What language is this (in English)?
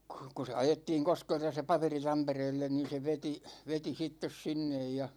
Finnish